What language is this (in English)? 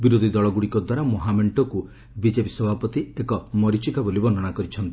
Odia